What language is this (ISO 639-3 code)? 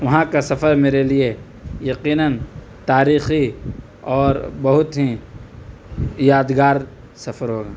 urd